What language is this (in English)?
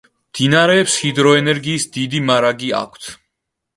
Georgian